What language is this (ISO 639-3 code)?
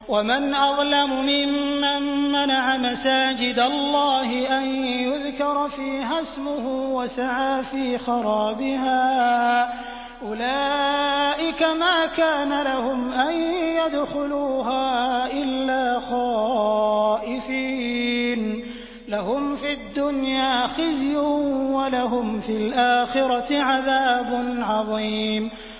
ara